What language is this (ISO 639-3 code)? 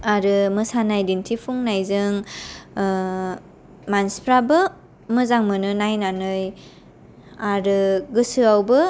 brx